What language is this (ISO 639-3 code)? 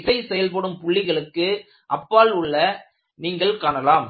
tam